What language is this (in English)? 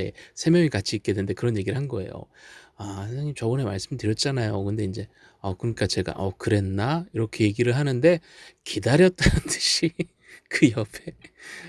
Korean